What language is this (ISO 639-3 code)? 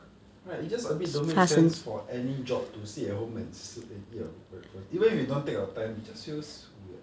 eng